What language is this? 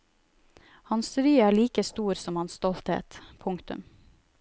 Norwegian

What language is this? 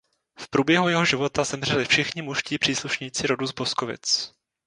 Czech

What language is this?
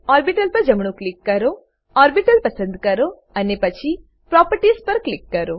Gujarati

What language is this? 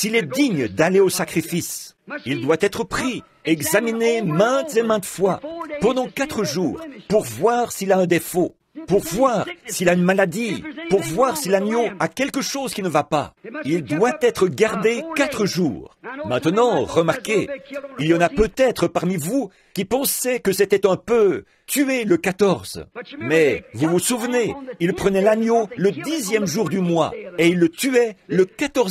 French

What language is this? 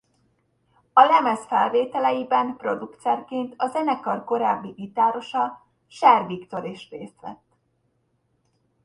Hungarian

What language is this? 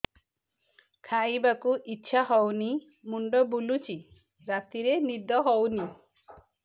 Odia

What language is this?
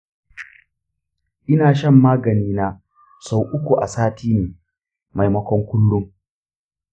Hausa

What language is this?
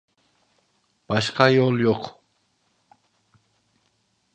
Turkish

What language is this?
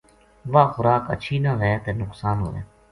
Gujari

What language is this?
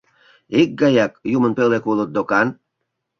Mari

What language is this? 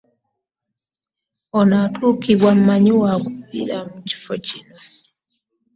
Ganda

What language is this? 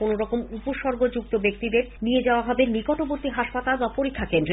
Bangla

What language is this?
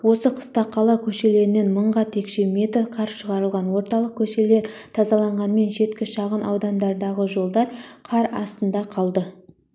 Kazakh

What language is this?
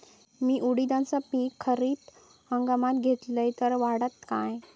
Marathi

